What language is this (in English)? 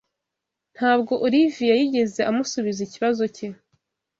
Kinyarwanda